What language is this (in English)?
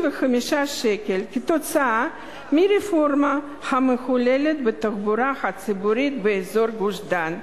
Hebrew